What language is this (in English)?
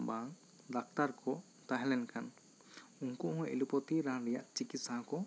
Santali